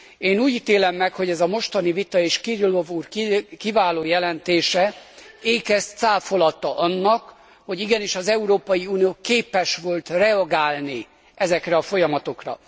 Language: Hungarian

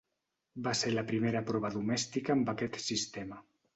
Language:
Catalan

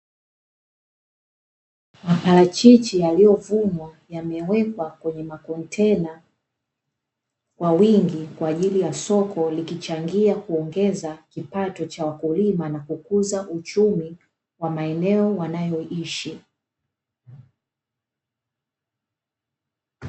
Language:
Swahili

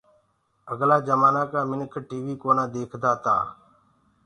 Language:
Gurgula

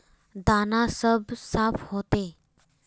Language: Magahi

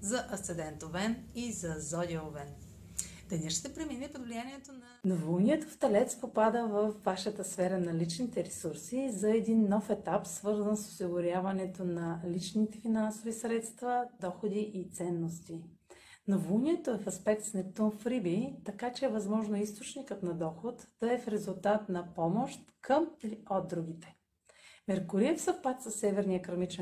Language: Bulgarian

